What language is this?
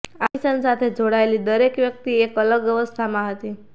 Gujarati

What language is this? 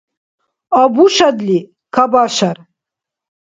Dargwa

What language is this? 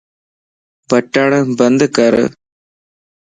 Lasi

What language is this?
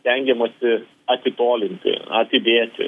Lithuanian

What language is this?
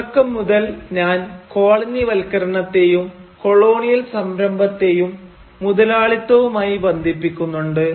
Malayalam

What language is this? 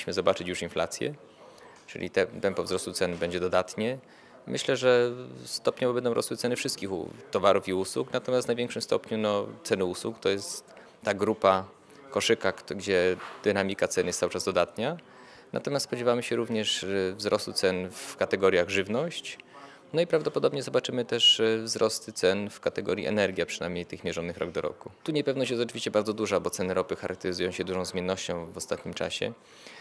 Polish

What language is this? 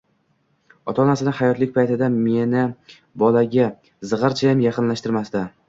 Uzbek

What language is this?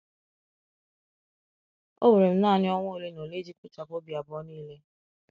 Igbo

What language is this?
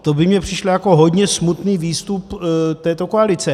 Czech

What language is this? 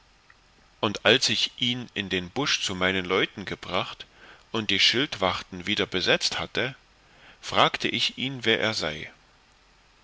German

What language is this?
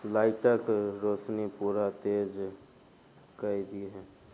Maithili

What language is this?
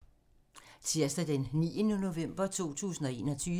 Danish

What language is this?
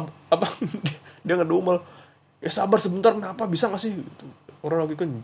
Indonesian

